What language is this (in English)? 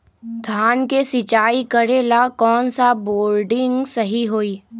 Magahi